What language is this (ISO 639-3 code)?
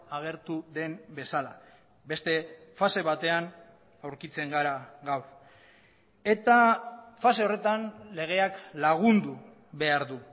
eus